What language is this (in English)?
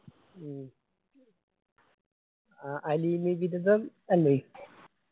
Malayalam